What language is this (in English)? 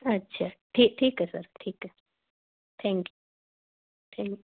Punjabi